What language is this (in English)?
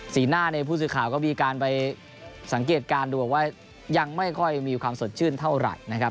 Thai